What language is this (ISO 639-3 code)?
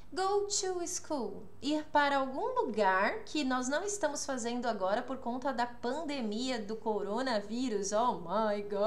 por